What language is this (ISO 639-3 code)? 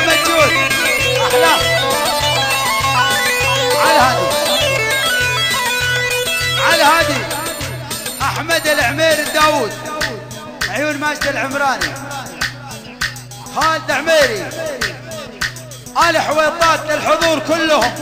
ara